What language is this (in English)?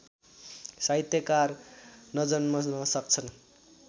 Nepali